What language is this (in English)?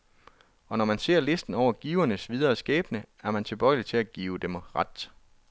Danish